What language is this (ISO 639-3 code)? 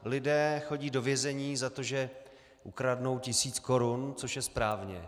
ces